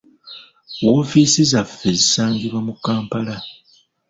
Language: Ganda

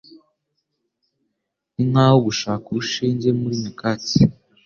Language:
Kinyarwanda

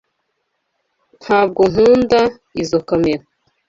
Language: Kinyarwanda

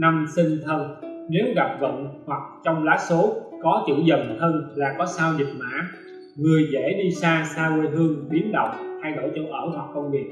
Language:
Vietnamese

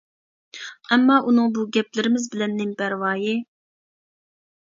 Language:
Uyghur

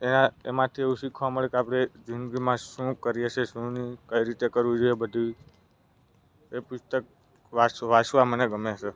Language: Gujarati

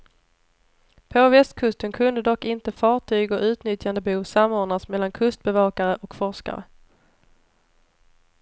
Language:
Swedish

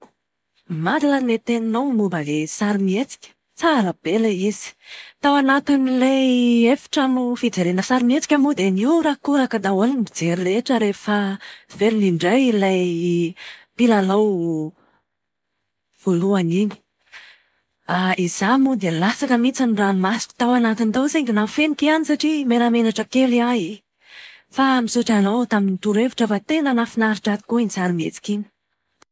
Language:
Malagasy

